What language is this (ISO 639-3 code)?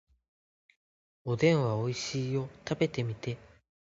jpn